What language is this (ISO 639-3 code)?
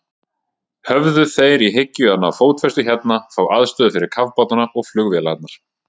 isl